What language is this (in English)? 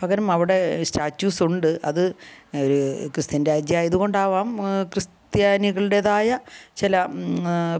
Malayalam